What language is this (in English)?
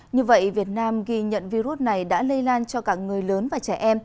Vietnamese